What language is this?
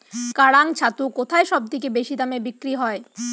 Bangla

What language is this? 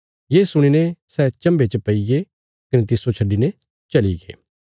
Bilaspuri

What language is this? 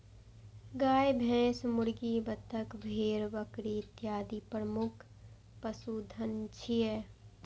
Maithili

